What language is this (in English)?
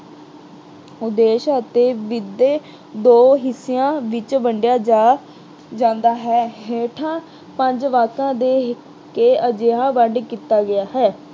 Punjabi